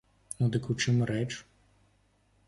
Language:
Belarusian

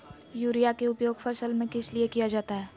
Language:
Magahi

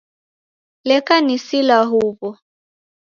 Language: Taita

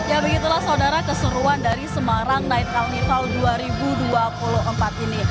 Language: Indonesian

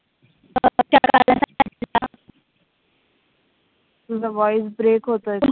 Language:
Marathi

